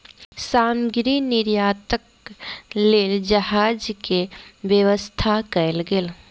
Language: Maithili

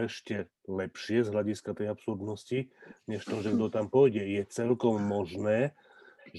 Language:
Slovak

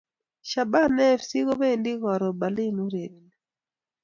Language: Kalenjin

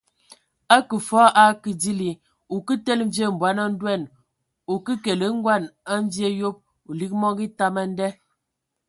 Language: Ewondo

